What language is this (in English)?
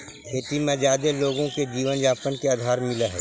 Magahi